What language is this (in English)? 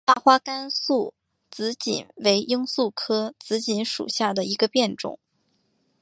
Chinese